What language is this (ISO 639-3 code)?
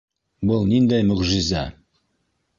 bak